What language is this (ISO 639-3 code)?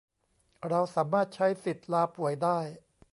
tha